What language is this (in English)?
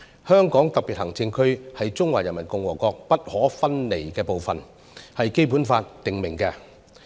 Cantonese